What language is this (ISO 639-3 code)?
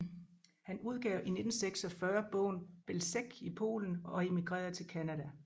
dan